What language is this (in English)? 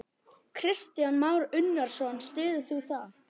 Icelandic